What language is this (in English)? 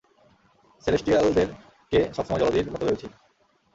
Bangla